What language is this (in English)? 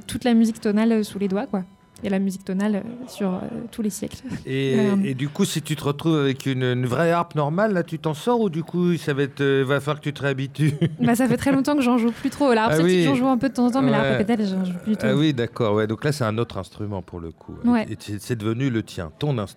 French